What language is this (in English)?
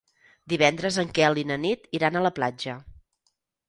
Catalan